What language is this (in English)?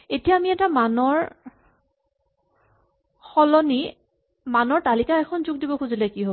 Assamese